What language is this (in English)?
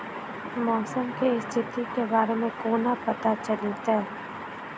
Maithili